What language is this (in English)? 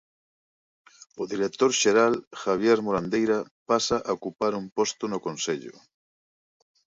Galician